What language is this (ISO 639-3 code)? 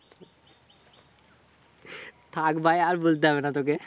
ben